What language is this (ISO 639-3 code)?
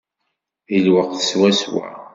kab